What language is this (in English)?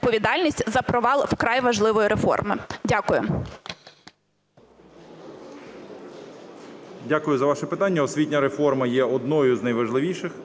Ukrainian